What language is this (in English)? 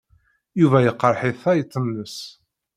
Kabyle